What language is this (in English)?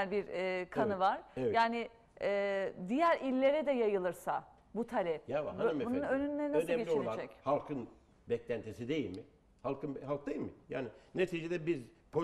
Turkish